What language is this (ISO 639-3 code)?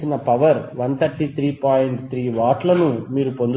tel